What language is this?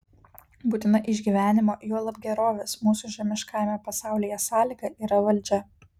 Lithuanian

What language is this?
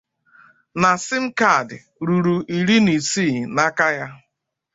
Igbo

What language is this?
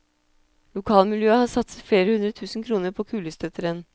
Norwegian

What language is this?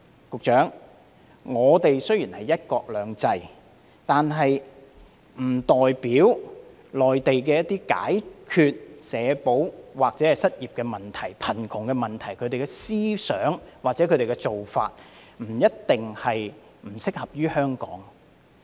Cantonese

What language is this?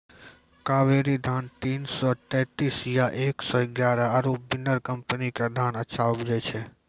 Maithili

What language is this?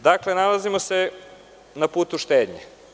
Serbian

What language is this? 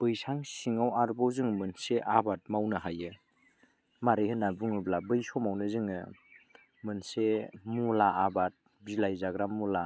Bodo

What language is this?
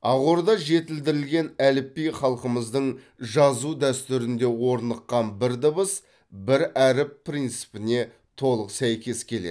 Kazakh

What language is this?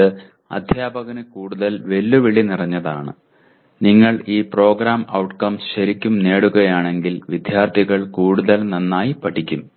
Malayalam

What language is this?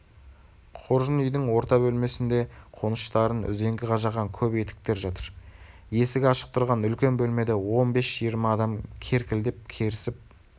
Kazakh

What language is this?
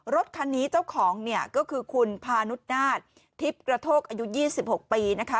Thai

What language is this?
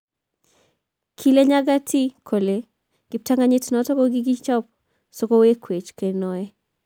Kalenjin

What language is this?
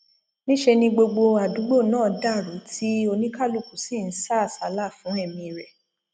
Yoruba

